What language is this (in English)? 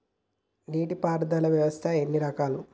Telugu